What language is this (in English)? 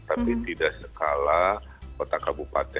Indonesian